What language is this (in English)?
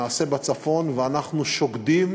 Hebrew